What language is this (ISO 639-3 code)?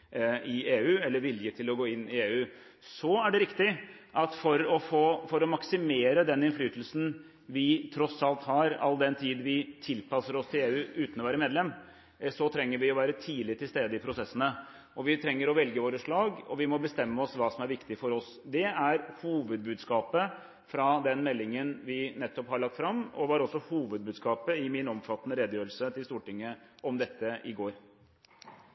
nob